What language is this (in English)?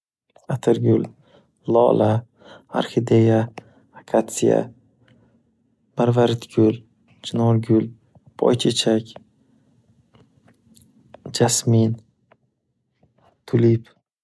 Uzbek